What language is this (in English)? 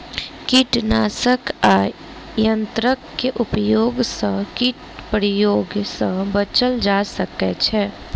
Maithili